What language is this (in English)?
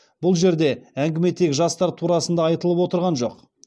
Kazakh